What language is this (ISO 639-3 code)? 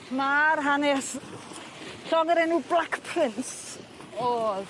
cym